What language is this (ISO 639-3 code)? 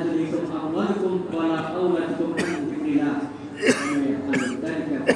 ind